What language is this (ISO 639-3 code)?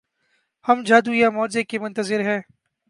urd